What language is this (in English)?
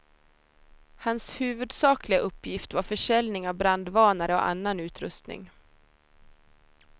Swedish